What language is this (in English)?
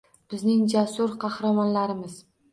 Uzbek